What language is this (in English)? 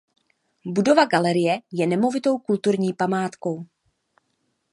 Czech